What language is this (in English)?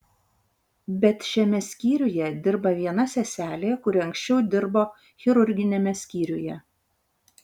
Lithuanian